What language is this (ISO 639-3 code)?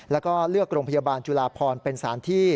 tha